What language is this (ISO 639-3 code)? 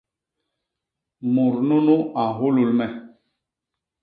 bas